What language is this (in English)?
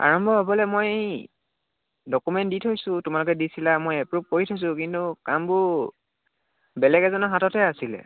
Assamese